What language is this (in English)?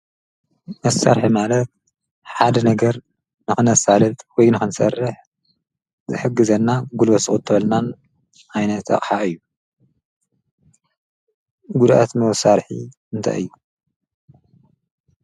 Tigrinya